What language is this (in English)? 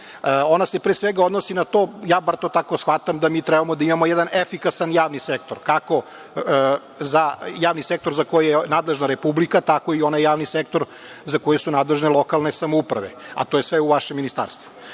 Serbian